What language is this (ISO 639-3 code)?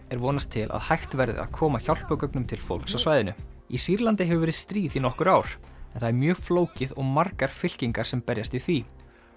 isl